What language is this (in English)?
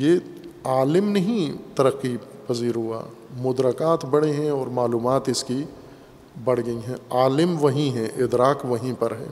Urdu